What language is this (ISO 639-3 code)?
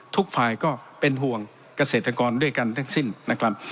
tha